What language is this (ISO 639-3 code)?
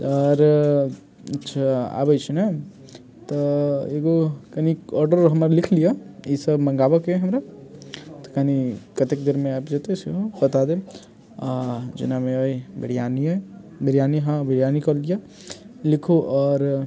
mai